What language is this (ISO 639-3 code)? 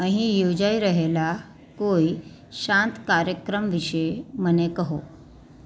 guj